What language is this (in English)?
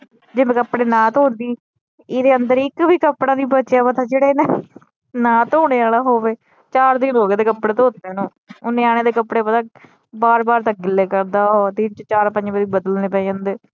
Punjabi